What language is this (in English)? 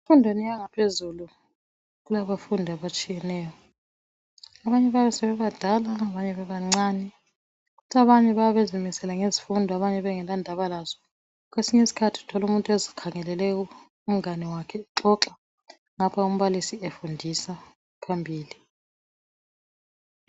North Ndebele